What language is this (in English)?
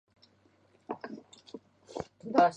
Chinese